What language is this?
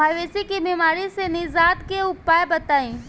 Bhojpuri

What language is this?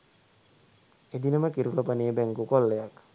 Sinhala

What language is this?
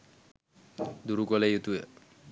Sinhala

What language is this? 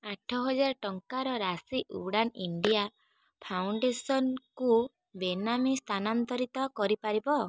Odia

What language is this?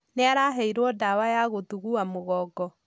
Kikuyu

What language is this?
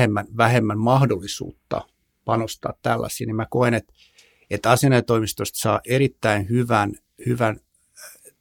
Finnish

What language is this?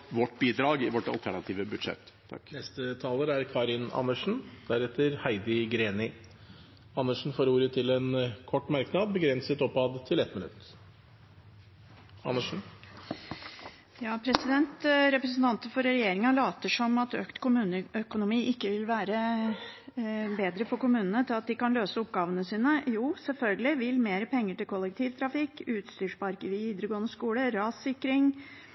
Norwegian Bokmål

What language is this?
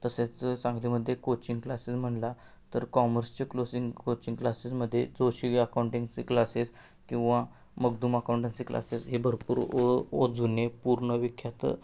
Marathi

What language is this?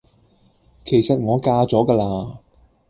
Cantonese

